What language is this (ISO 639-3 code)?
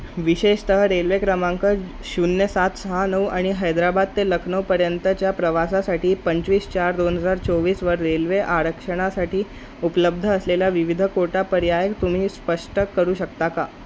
mar